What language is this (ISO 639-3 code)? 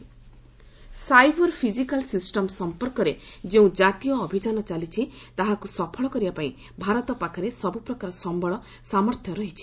ori